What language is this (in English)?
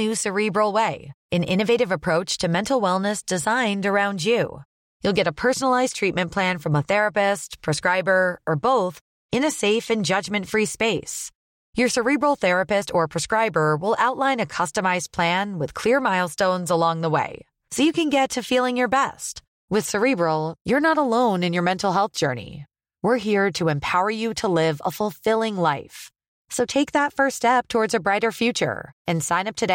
Urdu